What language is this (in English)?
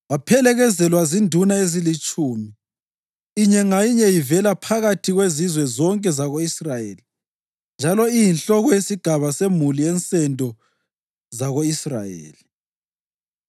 North Ndebele